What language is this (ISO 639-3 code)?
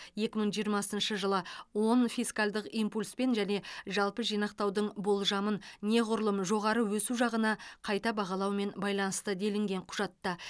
kaz